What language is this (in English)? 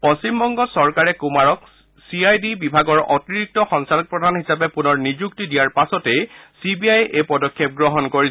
Assamese